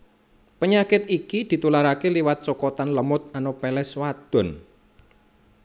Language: Javanese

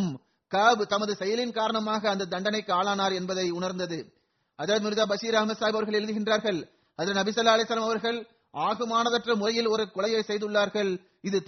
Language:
Tamil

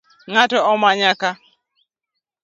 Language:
Luo (Kenya and Tanzania)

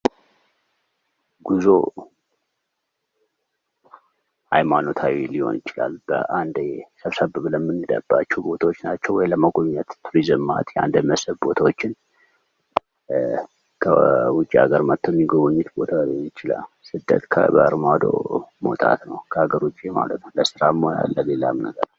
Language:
Amharic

